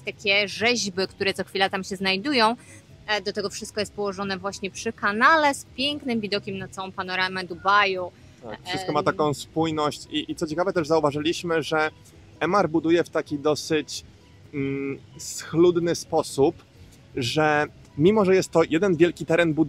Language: Polish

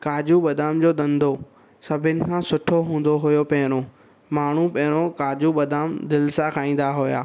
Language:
Sindhi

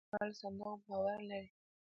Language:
Pashto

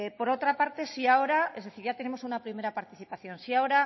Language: Spanish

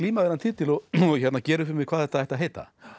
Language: Icelandic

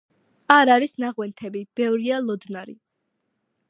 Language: Georgian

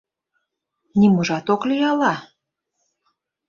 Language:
Mari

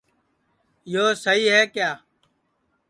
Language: Sansi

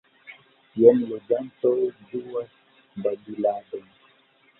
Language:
Esperanto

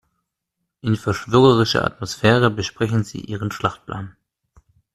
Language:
German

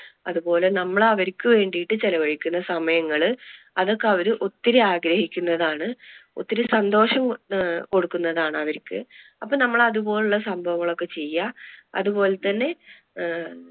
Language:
Malayalam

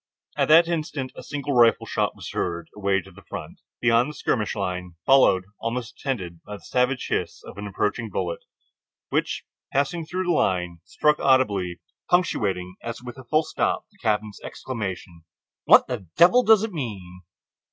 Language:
English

